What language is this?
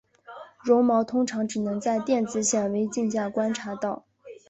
Chinese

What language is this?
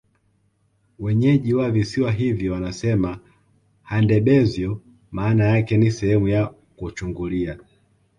Swahili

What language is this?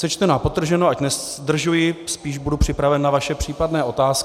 Czech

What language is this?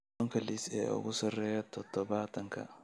Somali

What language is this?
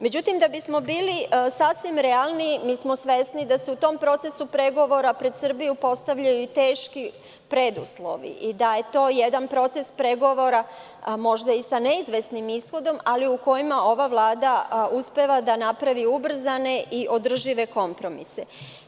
Serbian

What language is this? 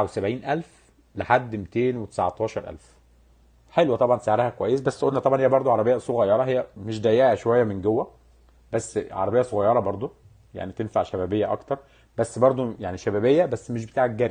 Arabic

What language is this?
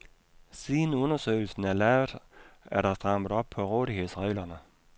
Danish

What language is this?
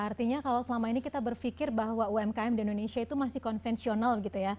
Indonesian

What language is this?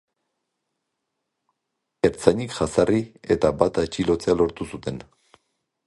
Basque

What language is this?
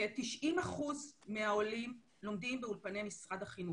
Hebrew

